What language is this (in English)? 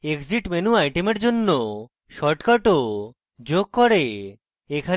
Bangla